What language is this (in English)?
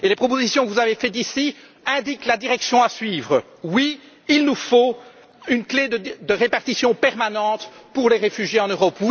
French